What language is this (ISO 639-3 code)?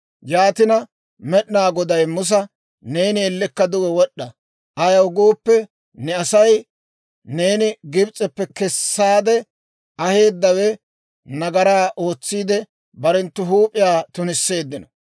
dwr